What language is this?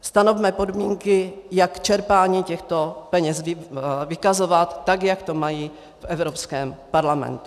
Czech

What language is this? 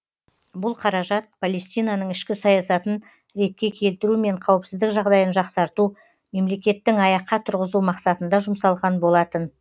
Kazakh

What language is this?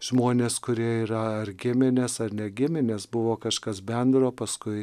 Lithuanian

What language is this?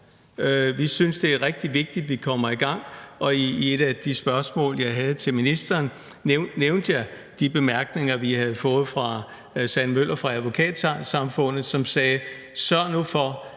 Danish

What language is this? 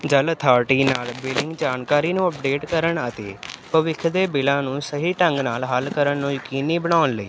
Punjabi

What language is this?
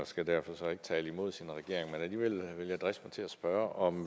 Danish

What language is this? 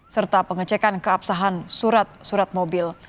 Indonesian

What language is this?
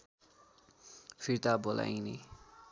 Nepali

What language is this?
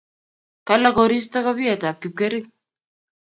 Kalenjin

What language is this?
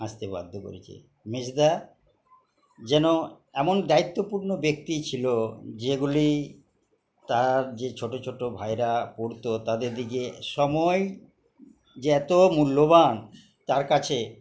Bangla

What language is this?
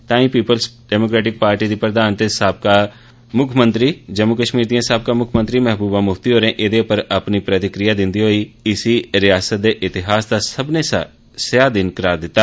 Dogri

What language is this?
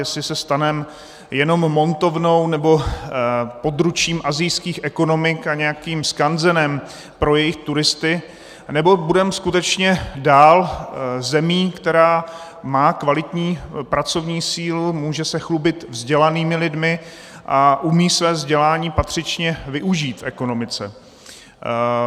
Czech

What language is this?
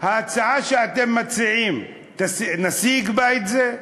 Hebrew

